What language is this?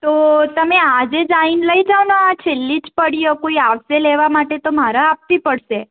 Gujarati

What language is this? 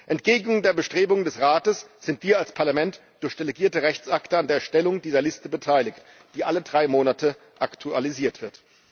German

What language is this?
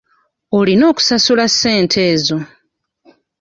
Ganda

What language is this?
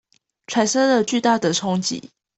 Chinese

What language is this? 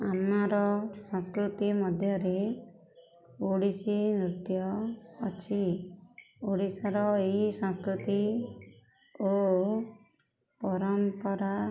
Odia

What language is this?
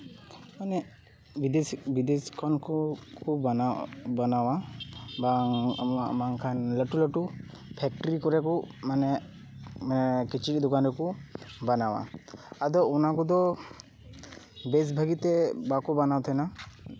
Santali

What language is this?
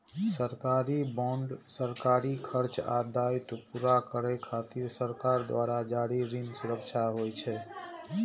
Maithili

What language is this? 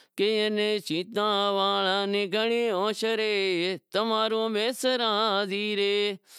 Wadiyara Koli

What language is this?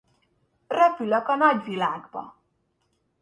Hungarian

